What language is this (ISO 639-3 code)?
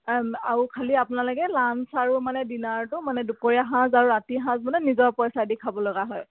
asm